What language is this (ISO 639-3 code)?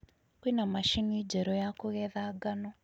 kik